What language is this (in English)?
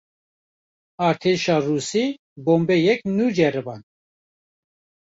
Kurdish